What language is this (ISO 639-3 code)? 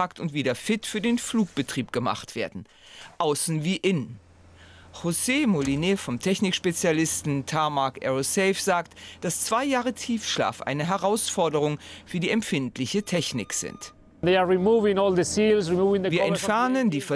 deu